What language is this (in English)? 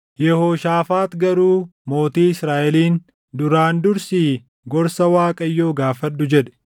Oromo